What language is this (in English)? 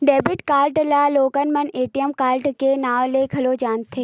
Chhattisgarhi